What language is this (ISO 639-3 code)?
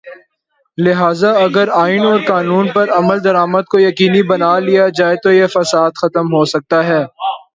urd